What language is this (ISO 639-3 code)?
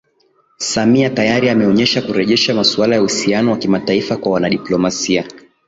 swa